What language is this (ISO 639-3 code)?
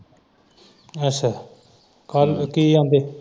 pan